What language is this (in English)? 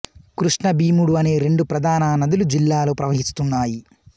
Telugu